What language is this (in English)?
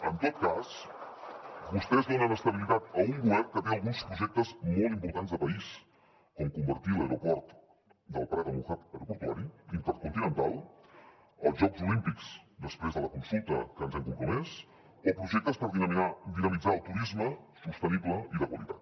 Catalan